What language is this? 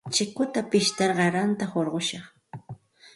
Santa Ana de Tusi Pasco Quechua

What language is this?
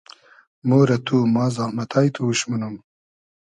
Hazaragi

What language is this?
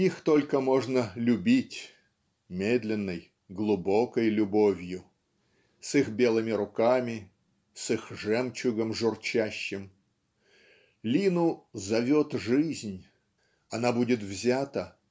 Russian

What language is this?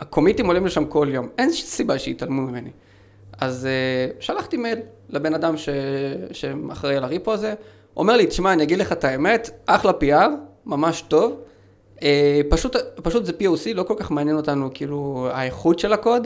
Hebrew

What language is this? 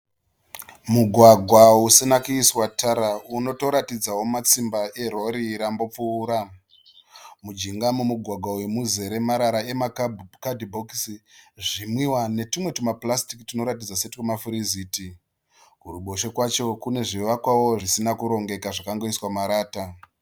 Shona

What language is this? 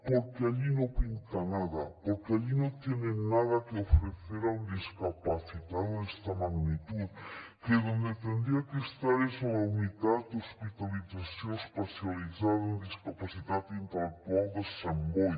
Catalan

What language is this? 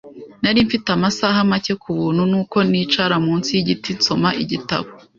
Kinyarwanda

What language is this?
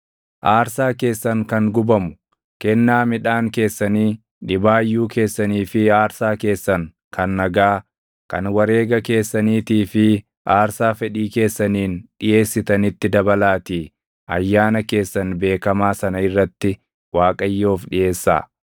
Oromo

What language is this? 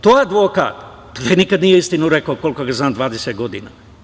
Serbian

